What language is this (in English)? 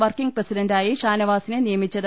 Malayalam